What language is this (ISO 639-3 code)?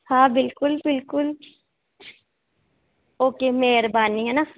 snd